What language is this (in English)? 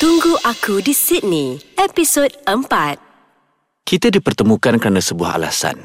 Malay